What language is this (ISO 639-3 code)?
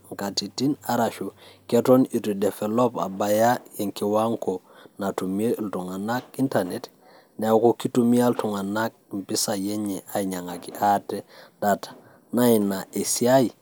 mas